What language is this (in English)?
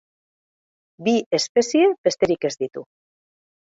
Basque